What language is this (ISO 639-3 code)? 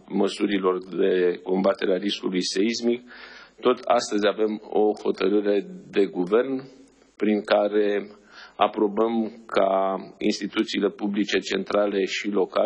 ron